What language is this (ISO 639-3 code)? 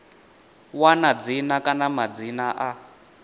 ven